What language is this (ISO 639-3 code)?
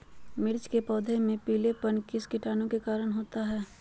mag